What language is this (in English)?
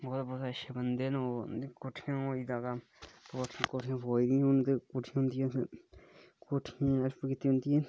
Dogri